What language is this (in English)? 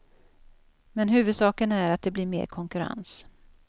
Swedish